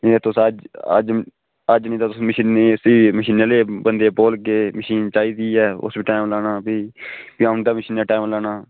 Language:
Dogri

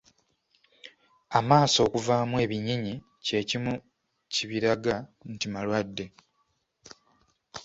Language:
Ganda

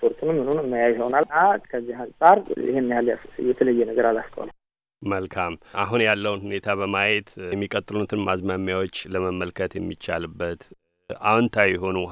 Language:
Amharic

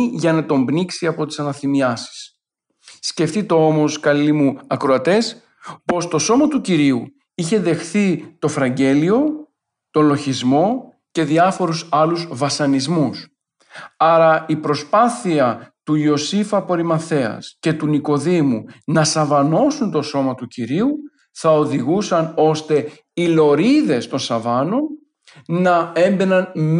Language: Greek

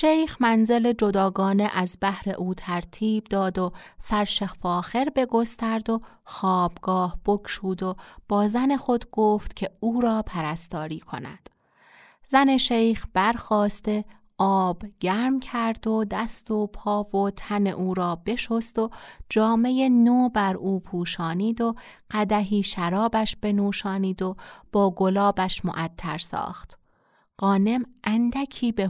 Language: Persian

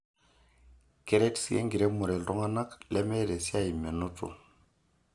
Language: Masai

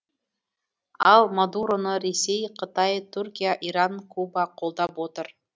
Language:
Kazakh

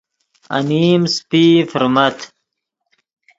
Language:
Yidgha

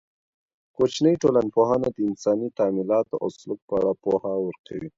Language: Pashto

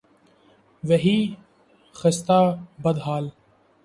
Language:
Urdu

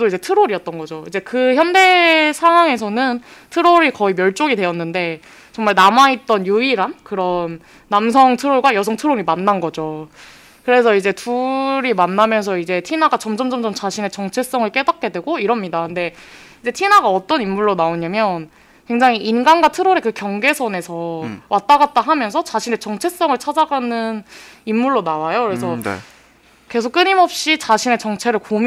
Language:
Korean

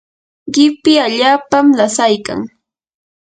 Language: Yanahuanca Pasco Quechua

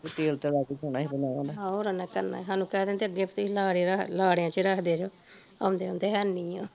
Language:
Punjabi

